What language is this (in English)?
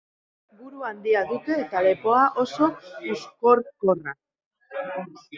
Basque